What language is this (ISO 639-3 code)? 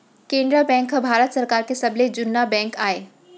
hne